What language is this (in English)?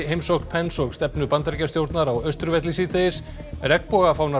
Icelandic